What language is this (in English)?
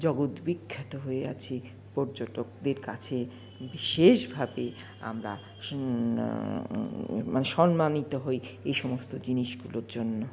Bangla